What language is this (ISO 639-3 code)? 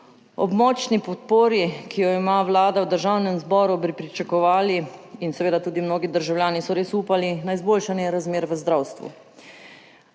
slv